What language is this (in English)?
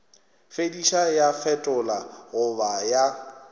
Northern Sotho